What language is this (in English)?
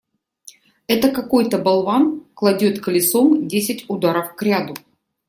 Russian